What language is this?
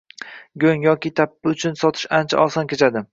Uzbek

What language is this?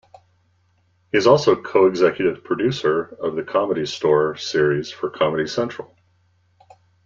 English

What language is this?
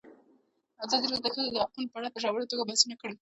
Pashto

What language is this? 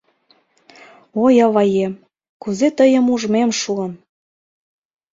Mari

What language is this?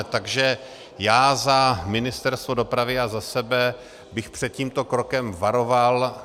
Czech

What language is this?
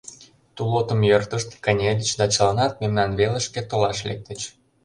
Mari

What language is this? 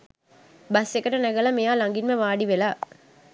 Sinhala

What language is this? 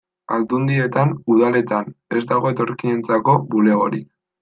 Basque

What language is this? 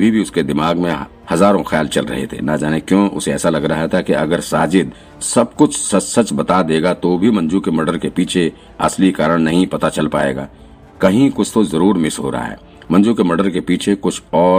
Hindi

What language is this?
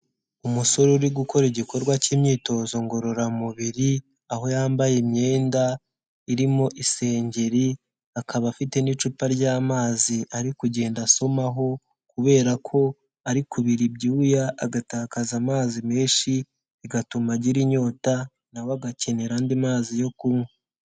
Kinyarwanda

